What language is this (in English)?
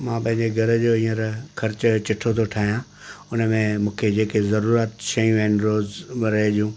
Sindhi